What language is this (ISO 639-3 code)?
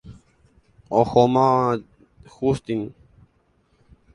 grn